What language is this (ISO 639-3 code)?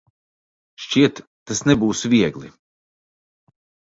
lav